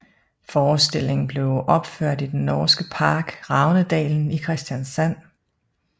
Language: Danish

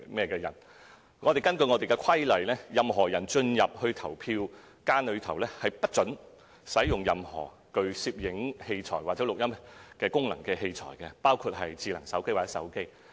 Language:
Cantonese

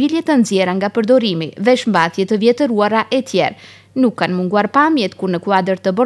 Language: Romanian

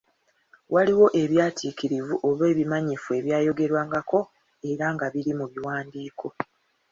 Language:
Ganda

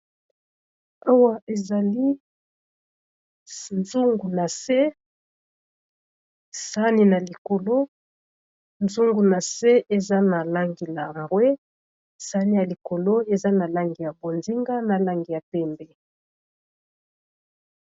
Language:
Lingala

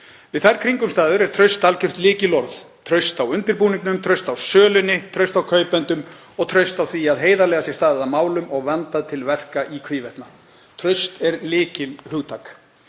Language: Icelandic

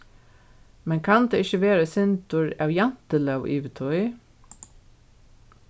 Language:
Faroese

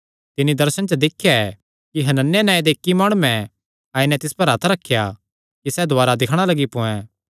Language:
Kangri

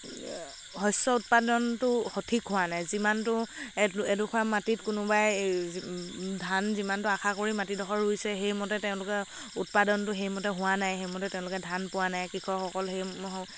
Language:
Assamese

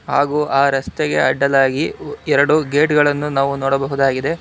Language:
Kannada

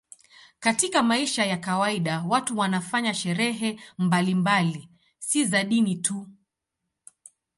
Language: Swahili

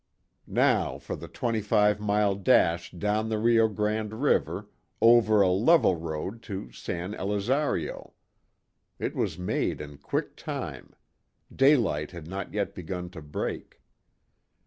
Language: English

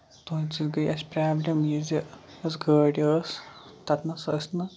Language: Kashmiri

